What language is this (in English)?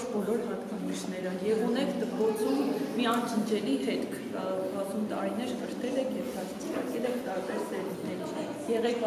Romanian